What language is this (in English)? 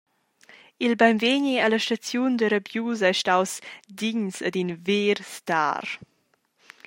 Romansh